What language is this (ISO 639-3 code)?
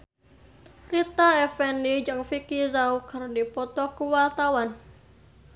sun